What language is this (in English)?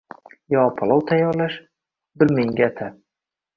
Uzbek